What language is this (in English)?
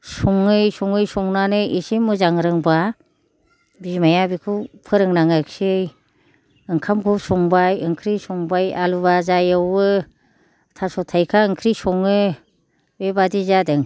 Bodo